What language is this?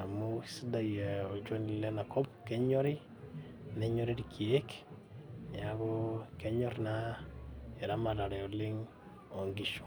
Masai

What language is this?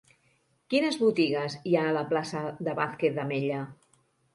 Catalan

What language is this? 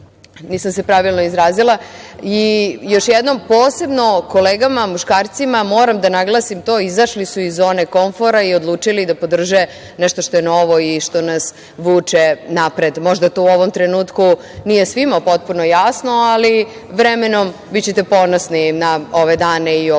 Serbian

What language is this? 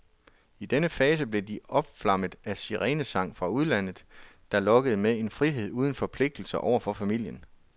Danish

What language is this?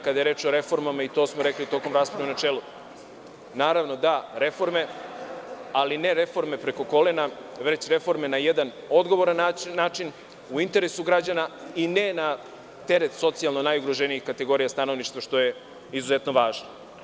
Serbian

